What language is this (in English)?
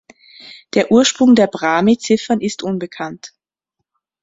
German